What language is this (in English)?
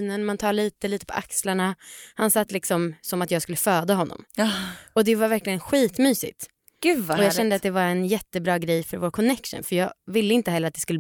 Swedish